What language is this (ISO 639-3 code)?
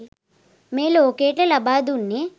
sin